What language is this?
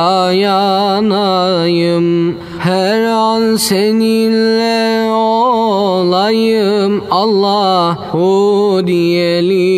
Turkish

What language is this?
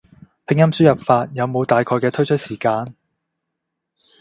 Cantonese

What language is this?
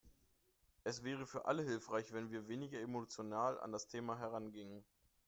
German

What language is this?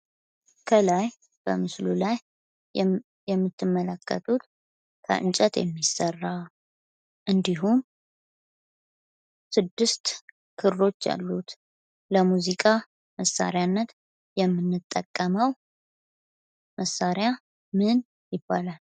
Amharic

